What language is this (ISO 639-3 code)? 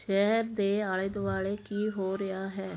pan